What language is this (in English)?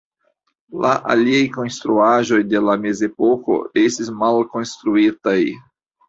Esperanto